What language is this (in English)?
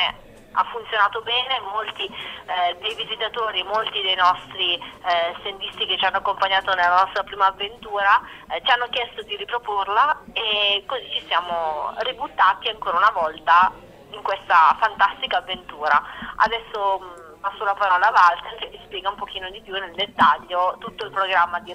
Italian